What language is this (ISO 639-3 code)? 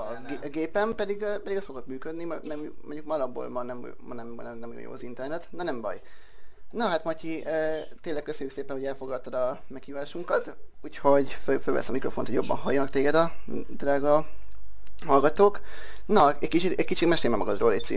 hun